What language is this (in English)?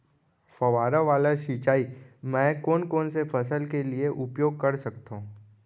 Chhattisgarhi